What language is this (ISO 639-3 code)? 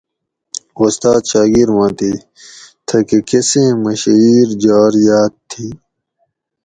gwc